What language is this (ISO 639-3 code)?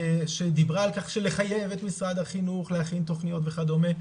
heb